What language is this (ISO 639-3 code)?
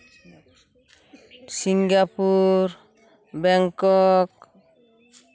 sat